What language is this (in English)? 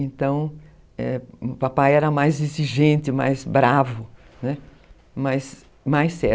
Portuguese